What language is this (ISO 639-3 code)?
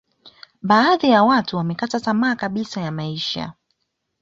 swa